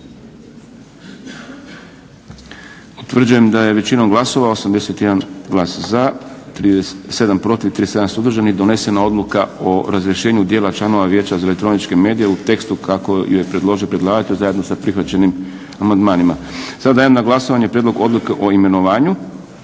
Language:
Croatian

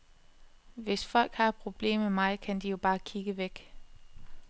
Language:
Danish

